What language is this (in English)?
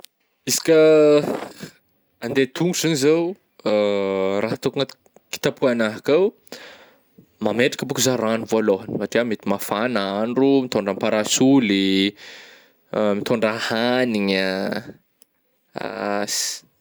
Northern Betsimisaraka Malagasy